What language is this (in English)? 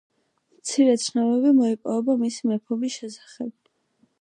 Georgian